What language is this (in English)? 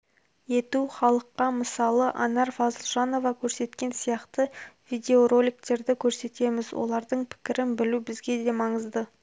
Kazakh